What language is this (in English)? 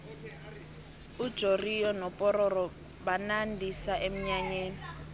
South Ndebele